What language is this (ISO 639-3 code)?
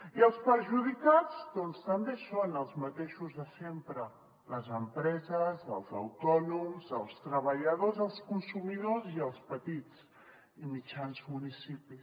cat